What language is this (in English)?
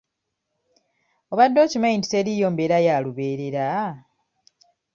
Ganda